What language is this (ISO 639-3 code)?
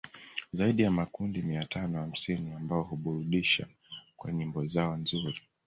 swa